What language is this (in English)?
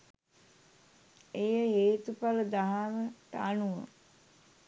Sinhala